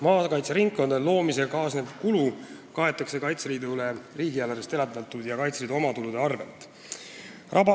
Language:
Estonian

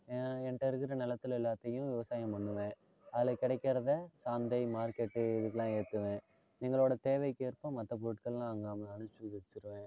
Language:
Tamil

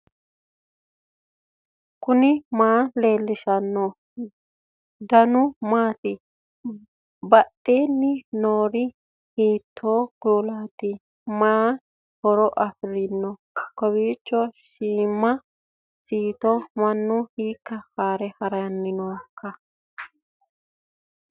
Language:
Sidamo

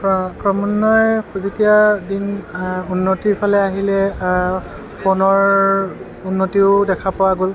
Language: Assamese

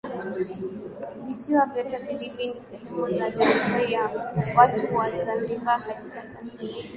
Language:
Swahili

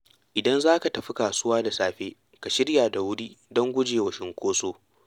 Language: Hausa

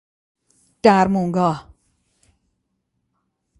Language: Persian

